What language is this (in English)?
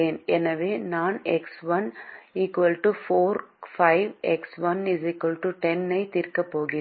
Tamil